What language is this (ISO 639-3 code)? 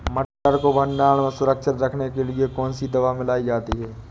hin